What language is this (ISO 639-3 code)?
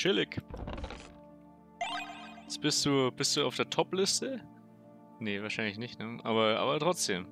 deu